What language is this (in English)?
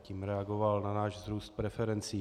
Czech